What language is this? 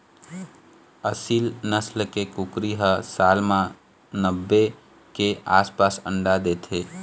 Chhattisgarhi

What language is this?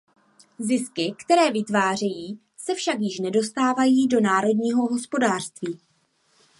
Czech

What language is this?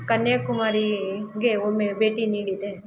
Kannada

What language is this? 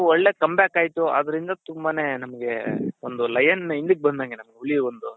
Kannada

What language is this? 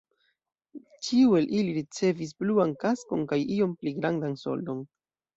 Esperanto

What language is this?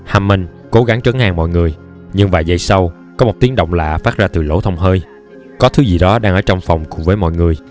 Vietnamese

